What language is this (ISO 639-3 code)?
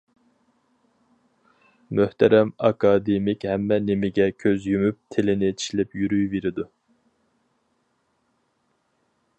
uig